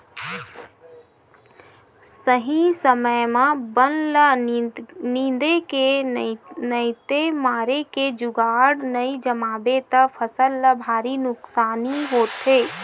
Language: Chhattisgarhi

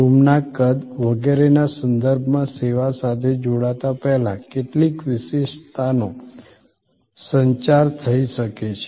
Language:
Gujarati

